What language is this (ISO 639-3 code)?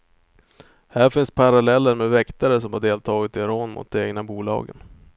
swe